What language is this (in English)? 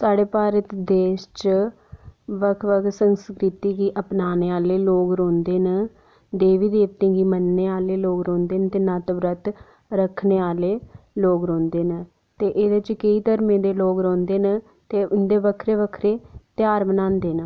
Dogri